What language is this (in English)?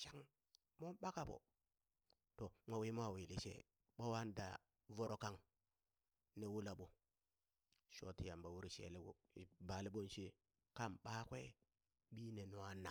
Burak